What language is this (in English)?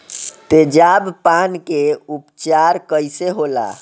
Bhojpuri